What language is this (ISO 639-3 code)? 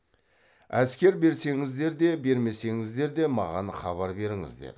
kaz